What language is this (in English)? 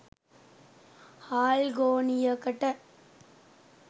Sinhala